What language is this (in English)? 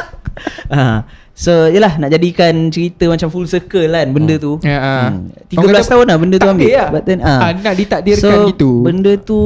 Malay